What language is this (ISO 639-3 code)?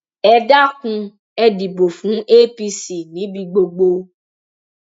yor